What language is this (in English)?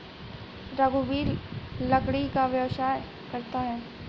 Hindi